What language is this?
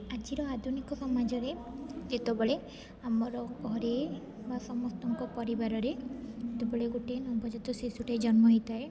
Odia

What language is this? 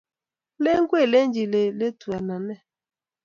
Kalenjin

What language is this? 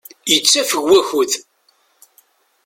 Kabyle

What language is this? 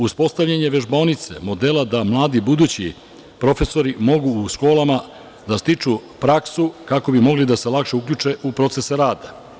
Serbian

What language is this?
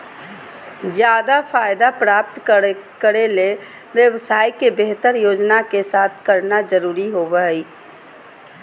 Magahi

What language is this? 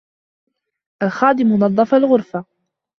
Arabic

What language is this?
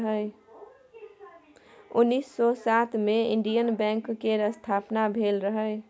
Maithili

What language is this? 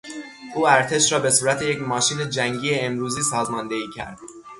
Persian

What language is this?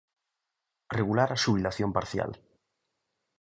Galician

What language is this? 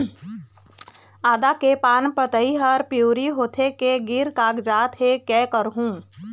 Chhattisgarhi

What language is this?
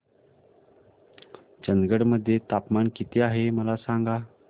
Marathi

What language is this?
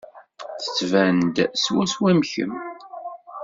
Kabyle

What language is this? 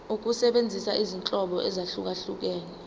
Zulu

